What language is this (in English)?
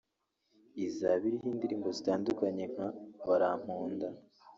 Kinyarwanda